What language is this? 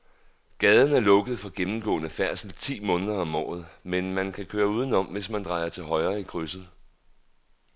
Danish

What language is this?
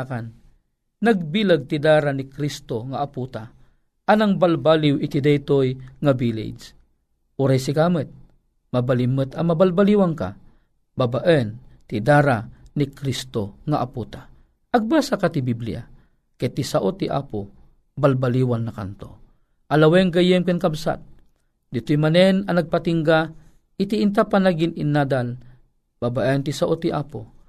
Filipino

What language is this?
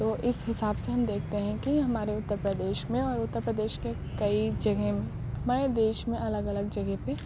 Urdu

